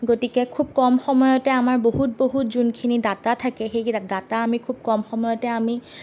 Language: Assamese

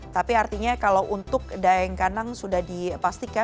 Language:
Indonesian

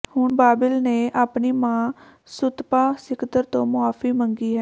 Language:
Punjabi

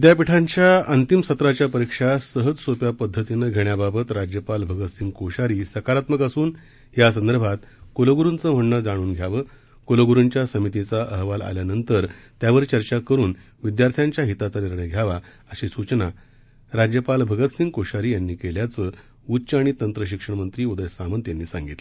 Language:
Marathi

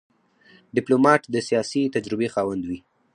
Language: Pashto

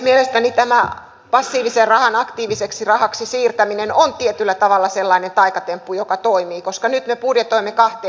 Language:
Finnish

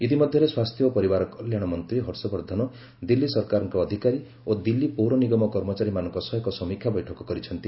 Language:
Odia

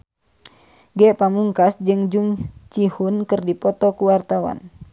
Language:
Sundanese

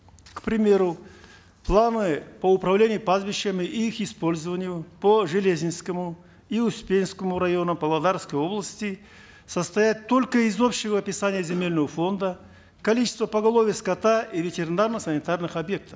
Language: Kazakh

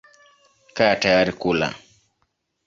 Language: Swahili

